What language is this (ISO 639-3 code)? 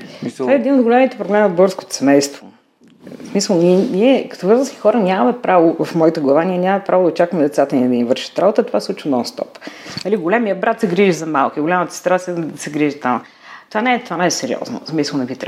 bul